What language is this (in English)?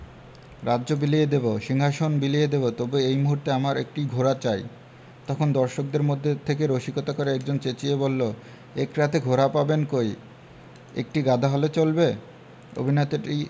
Bangla